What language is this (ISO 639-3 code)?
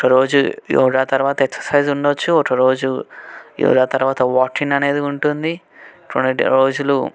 tel